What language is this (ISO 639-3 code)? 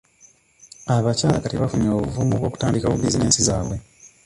lug